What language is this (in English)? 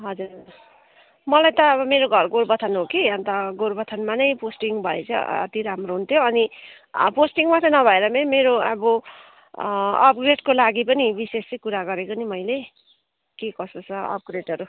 Nepali